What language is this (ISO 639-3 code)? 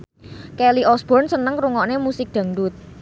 jav